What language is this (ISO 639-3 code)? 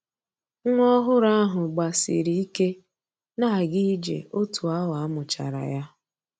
ibo